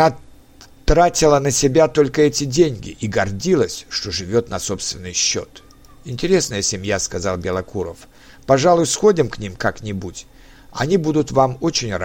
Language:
Russian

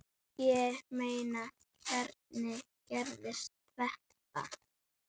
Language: Icelandic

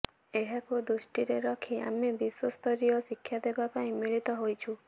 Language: Odia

